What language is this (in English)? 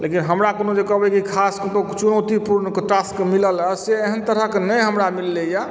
Maithili